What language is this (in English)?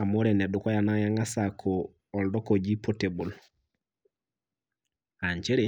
Masai